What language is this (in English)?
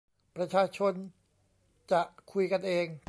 Thai